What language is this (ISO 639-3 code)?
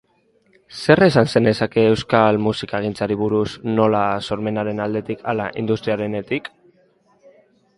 eus